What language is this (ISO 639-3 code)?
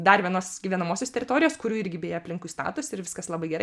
lit